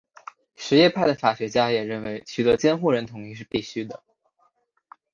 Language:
Chinese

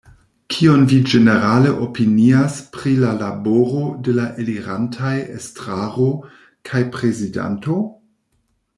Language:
Esperanto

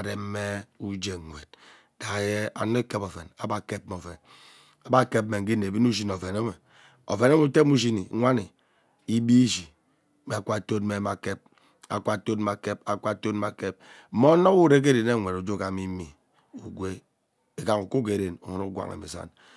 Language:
Ubaghara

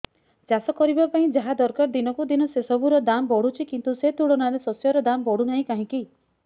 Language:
Odia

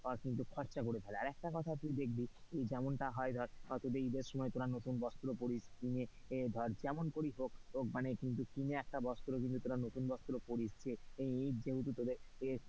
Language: Bangla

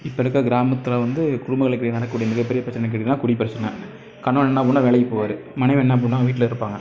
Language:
Tamil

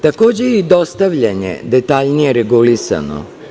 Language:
Serbian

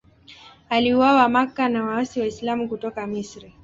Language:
Swahili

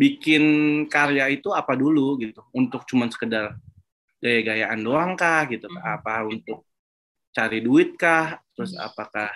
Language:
Indonesian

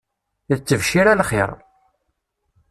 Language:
Kabyle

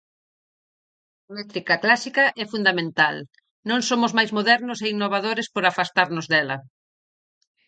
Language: Galician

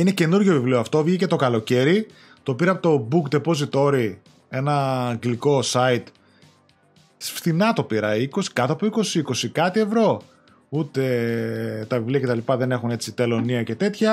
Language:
Greek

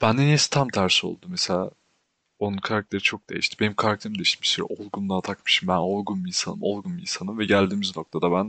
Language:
Turkish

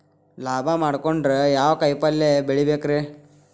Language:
Kannada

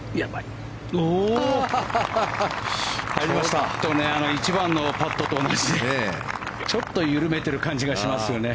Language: Japanese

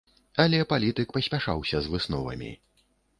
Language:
Belarusian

